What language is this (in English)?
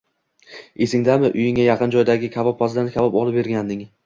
Uzbek